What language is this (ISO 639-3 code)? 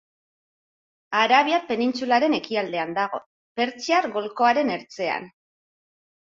eus